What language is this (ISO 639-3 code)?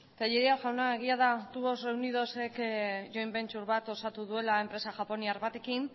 eus